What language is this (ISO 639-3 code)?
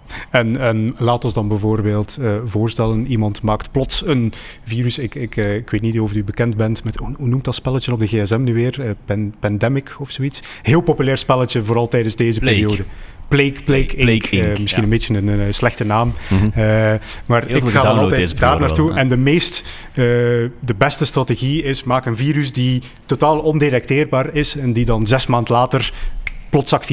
nld